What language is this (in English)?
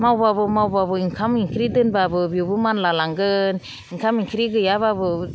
Bodo